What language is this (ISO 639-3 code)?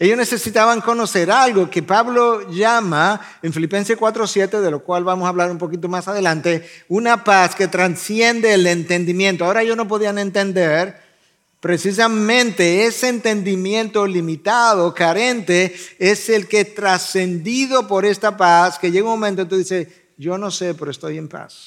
spa